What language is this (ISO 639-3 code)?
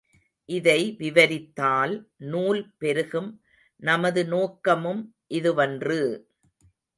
tam